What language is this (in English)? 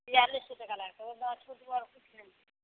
Maithili